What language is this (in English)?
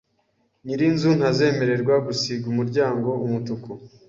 Kinyarwanda